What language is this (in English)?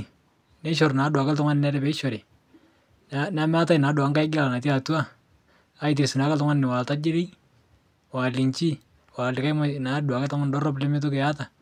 Masai